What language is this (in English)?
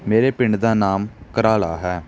Punjabi